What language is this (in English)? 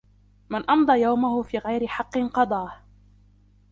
Arabic